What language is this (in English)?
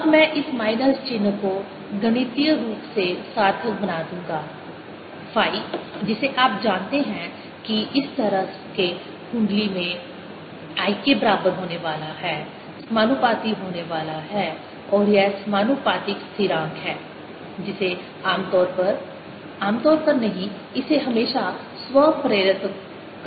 Hindi